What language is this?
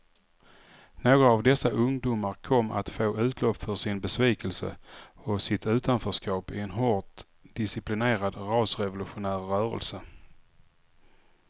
Swedish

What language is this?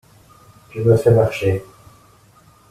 French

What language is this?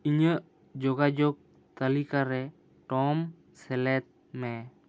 Santali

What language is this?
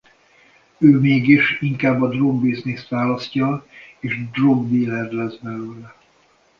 Hungarian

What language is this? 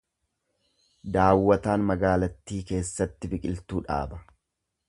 Oromo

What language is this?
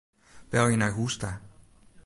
Western Frisian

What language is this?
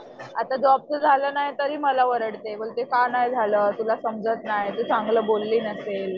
Marathi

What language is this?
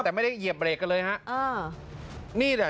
Thai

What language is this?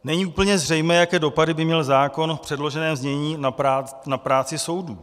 Czech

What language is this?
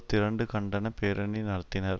Tamil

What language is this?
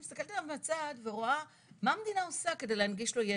Hebrew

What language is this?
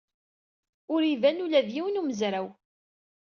Kabyle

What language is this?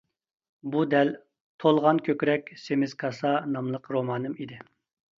Uyghur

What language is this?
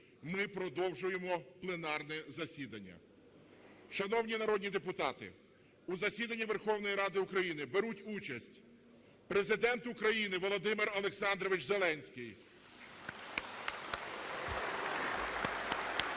Ukrainian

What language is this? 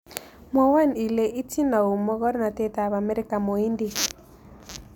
Kalenjin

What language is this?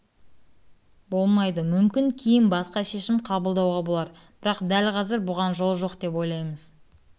Kazakh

